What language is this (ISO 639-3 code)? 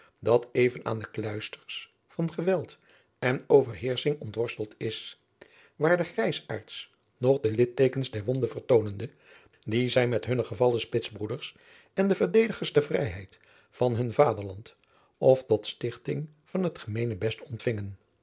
nld